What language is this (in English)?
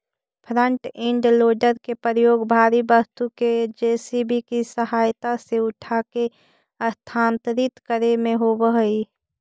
Magahi